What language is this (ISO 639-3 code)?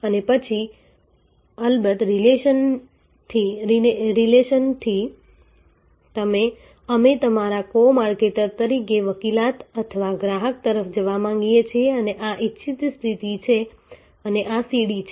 guj